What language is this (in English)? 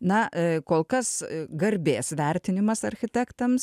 Lithuanian